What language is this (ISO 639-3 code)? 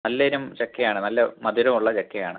mal